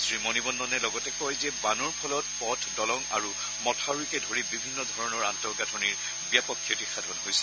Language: Assamese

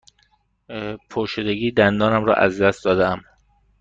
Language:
Persian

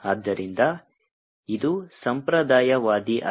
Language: Kannada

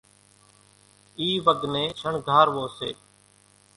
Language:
Kachi Koli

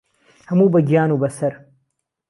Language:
Central Kurdish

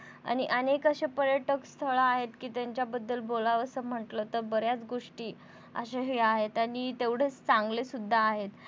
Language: Marathi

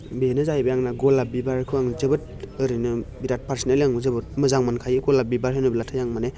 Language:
Bodo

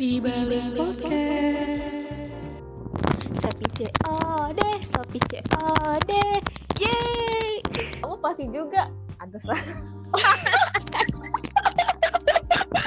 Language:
Indonesian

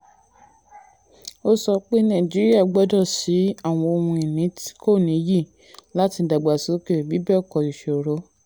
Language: Yoruba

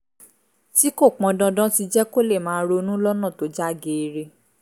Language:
Yoruba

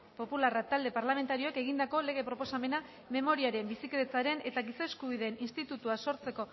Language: Basque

